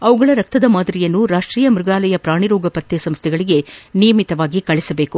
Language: Kannada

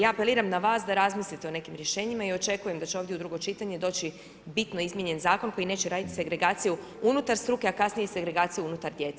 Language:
Croatian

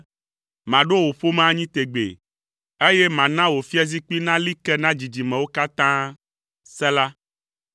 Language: Ewe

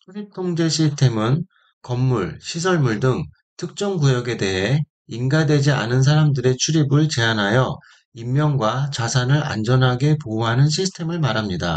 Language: Korean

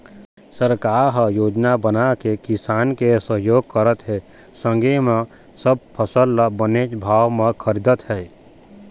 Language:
Chhattisgarhi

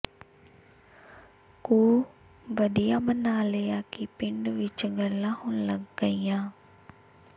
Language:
Punjabi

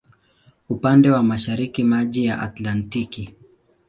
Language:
Swahili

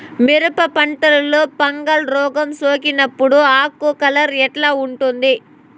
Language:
Telugu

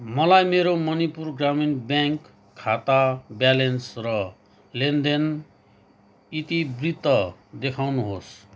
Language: Nepali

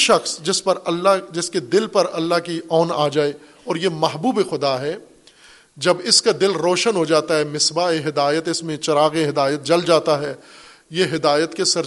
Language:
Urdu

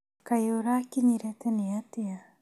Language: Kikuyu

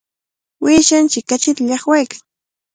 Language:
Cajatambo North Lima Quechua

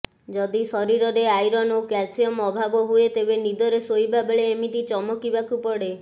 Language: Odia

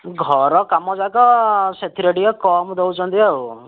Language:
Odia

